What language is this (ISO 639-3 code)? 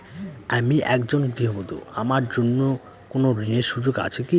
ben